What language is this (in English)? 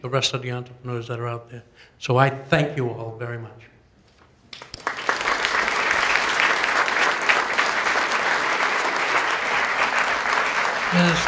English